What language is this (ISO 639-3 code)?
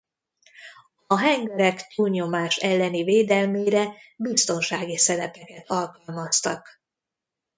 hun